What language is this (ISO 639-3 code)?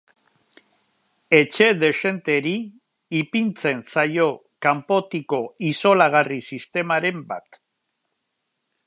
eus